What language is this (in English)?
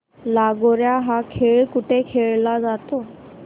Marathi